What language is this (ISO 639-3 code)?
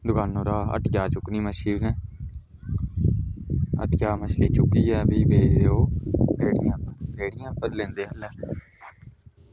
doi